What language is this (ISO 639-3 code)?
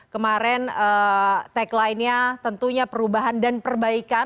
ind